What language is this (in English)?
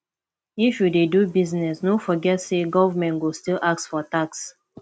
Nigerian Pidgin